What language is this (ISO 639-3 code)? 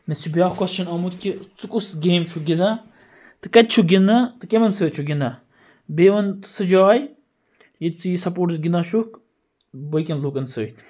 kas